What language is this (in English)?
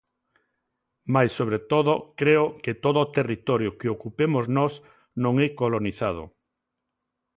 Galician